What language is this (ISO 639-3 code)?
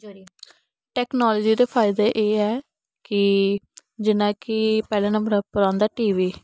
doi